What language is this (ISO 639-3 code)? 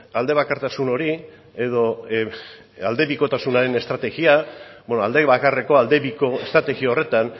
eus